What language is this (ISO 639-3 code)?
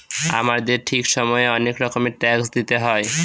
ben